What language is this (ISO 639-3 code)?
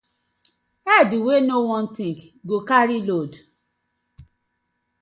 pcm